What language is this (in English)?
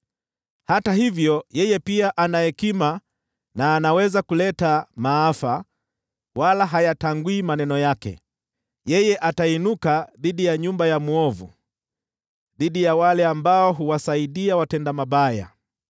Swahili